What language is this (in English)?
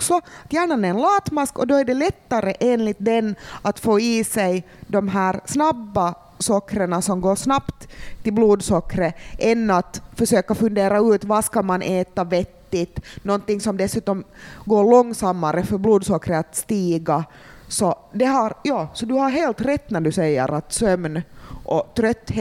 Swedish